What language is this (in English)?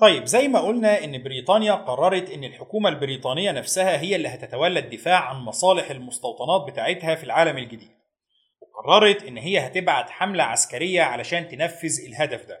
Arabic